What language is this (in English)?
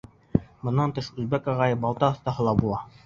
Bashkir